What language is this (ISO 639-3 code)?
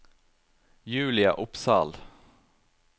nor